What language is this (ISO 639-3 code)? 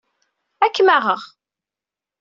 kab